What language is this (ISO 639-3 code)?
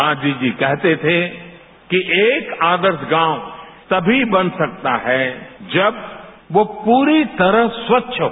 hin